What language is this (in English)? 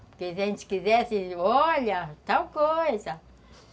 Portuguese